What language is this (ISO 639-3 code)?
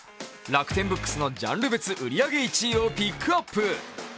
jpn